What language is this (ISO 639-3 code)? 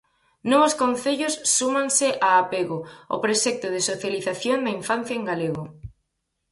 glg